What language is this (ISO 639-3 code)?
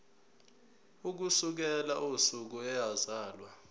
zul